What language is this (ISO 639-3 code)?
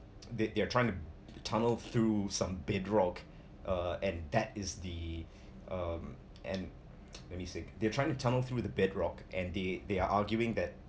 eng